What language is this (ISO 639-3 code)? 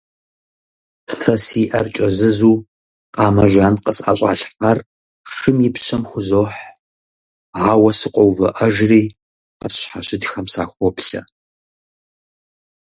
kbd